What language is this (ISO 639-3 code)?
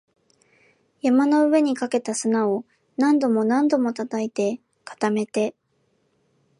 jpn